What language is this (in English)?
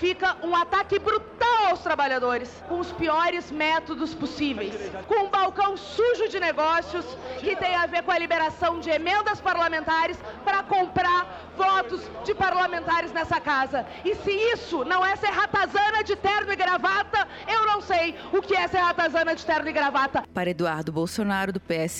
Portuguese